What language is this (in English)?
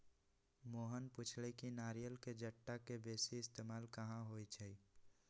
Magahi